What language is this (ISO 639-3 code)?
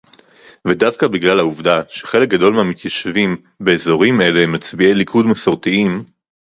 heb